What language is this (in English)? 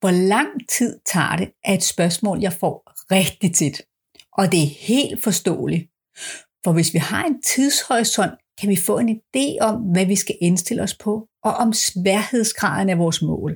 Danish